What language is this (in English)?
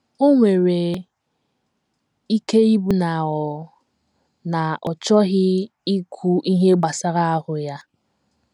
Igbo